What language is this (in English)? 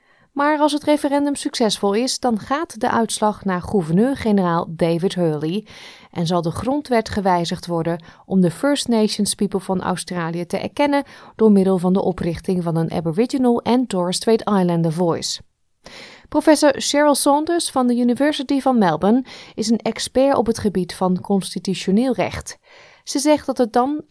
Dutch